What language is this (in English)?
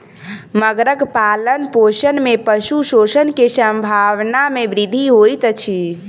Maithili